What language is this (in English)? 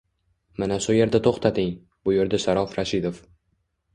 Uzbek